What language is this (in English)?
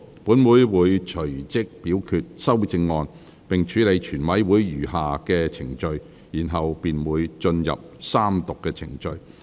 Cantonese